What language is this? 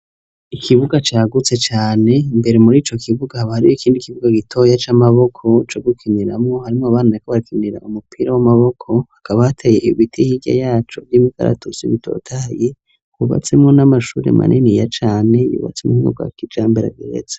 Rundi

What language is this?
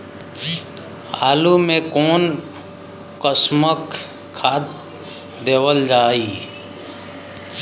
Bhojpuri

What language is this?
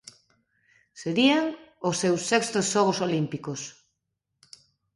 Galician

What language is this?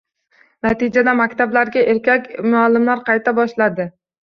Uzbek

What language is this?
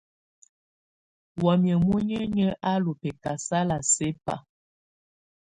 Tunen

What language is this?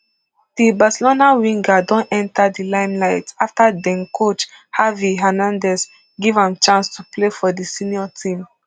Nigerian Pidgin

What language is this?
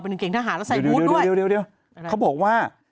Thai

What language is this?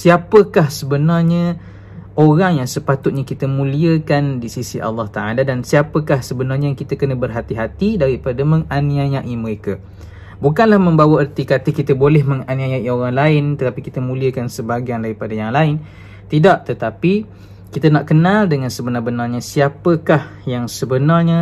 Malay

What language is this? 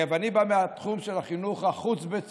Hebrew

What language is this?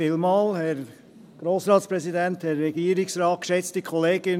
Swiss German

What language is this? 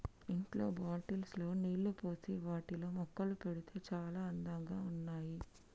Telugu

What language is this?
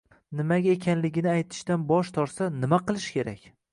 Uzbek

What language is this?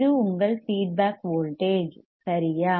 Tamil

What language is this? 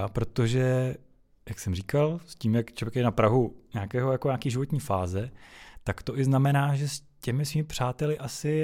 Czech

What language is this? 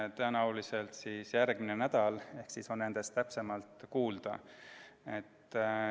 Estonian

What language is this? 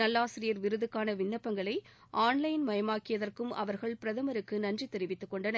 Tamil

